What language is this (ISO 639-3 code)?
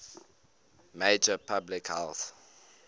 eng